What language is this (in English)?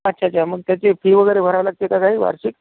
Marathi